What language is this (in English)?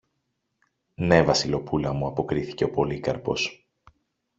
Greek